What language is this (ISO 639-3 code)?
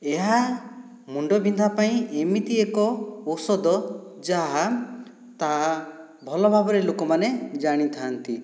ori